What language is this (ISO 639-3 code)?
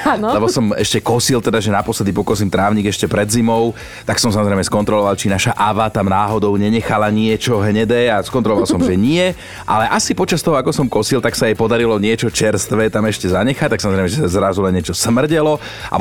slk